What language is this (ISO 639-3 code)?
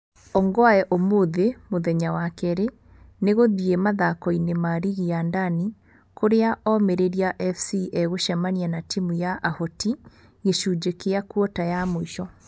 kik